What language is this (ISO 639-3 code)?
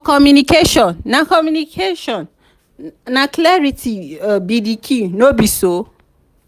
pcm